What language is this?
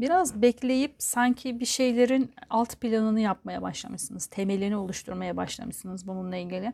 Turkish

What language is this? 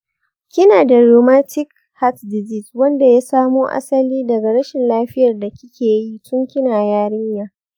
Hausa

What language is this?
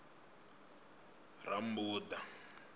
Venda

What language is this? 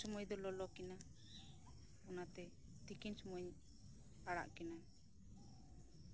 Santali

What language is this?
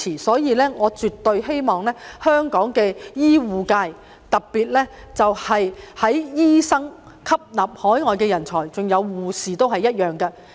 Cantonese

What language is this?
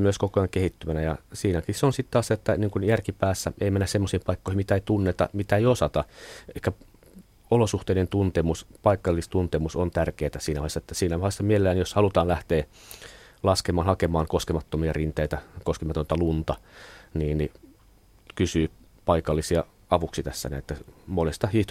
Finnish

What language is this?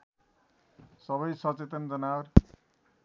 Nepali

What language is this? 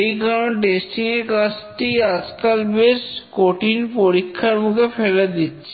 Bangla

